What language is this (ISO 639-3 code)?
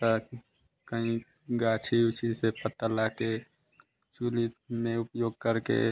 hin